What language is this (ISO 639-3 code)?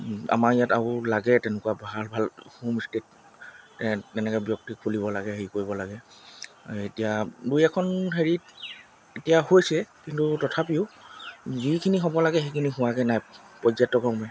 asm